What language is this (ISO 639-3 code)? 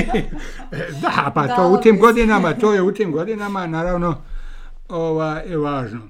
hrv